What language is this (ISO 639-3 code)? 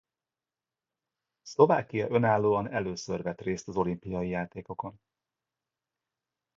hun